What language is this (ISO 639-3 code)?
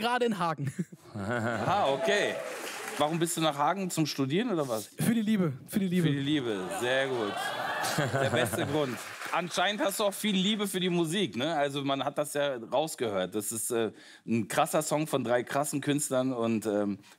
deu